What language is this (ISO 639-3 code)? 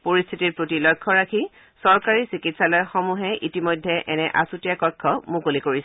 asm